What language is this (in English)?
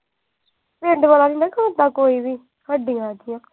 Punjabi